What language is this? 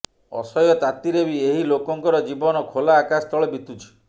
Odia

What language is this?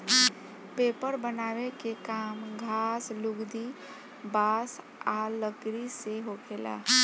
Bhojpuri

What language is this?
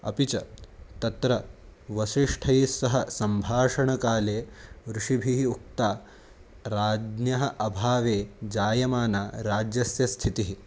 Sanskrit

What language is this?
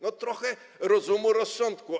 Polish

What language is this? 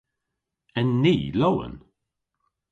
Cornish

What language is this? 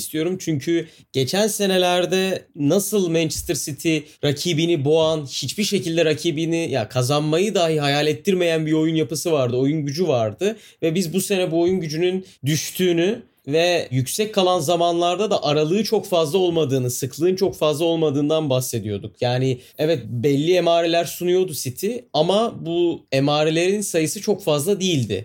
Turkish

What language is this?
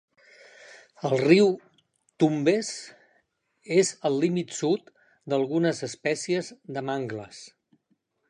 Catalan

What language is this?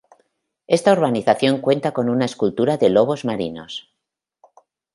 Spanish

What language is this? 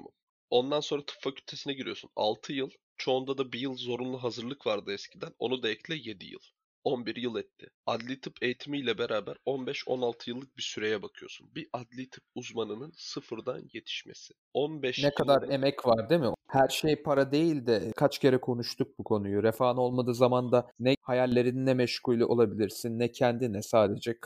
Turkish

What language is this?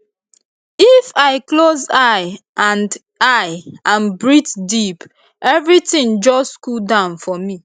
Nigerian Pidgin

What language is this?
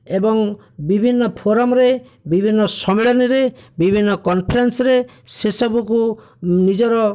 Odia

